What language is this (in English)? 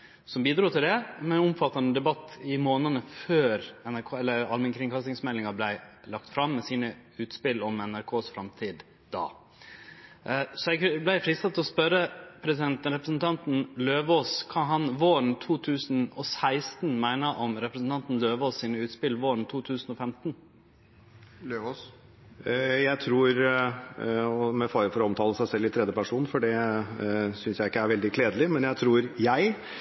Norwegian